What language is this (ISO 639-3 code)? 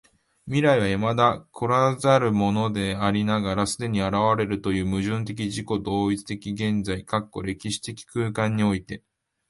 jpn